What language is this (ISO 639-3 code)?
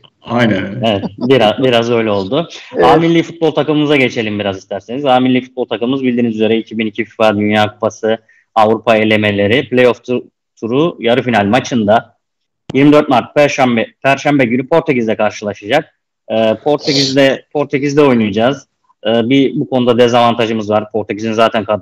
tur